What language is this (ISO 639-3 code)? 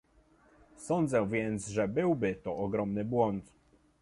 pol